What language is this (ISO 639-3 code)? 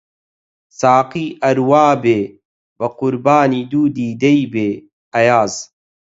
ckb